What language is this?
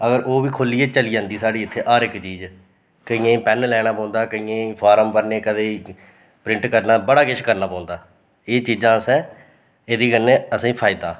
Dogri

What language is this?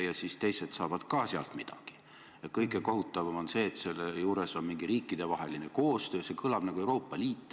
Estonian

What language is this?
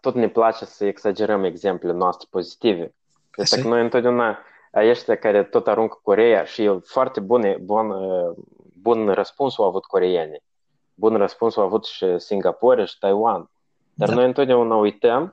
Romanian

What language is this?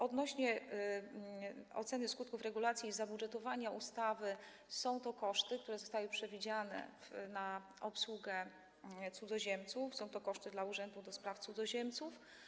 Polish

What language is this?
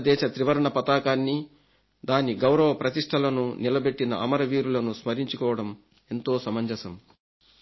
Telugu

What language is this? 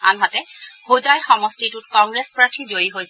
Assamese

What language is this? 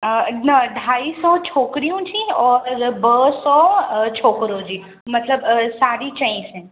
Sindhi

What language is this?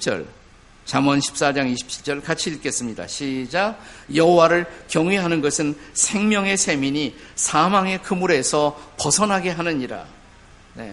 Korean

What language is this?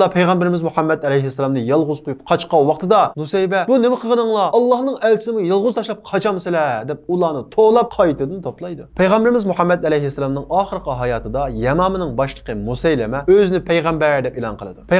Turkish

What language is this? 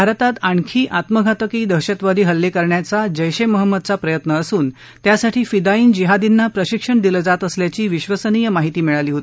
Marathi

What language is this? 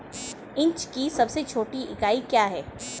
Hindi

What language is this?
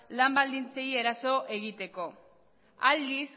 Basque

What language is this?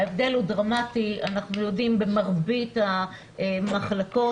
Hebrew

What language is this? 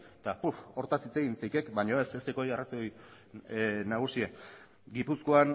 Basque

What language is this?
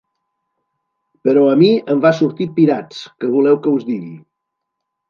Catalan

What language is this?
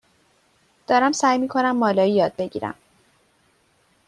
Persian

